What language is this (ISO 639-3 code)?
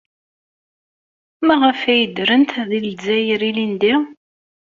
kab